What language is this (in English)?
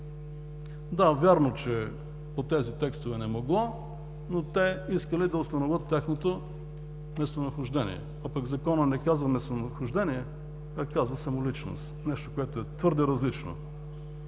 Bulgarian